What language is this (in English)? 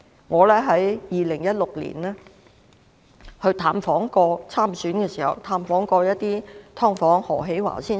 Cantonese